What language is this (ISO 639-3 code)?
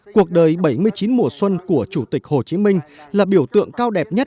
vie